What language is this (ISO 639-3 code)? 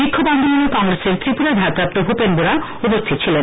ben